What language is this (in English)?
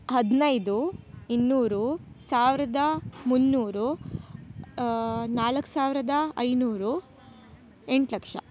Kannada